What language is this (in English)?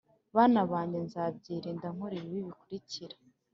Kinyarwanda